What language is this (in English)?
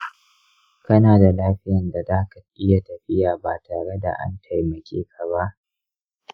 Hausa